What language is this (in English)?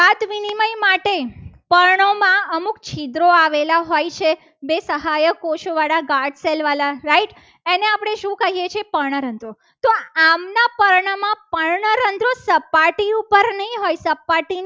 Gujarati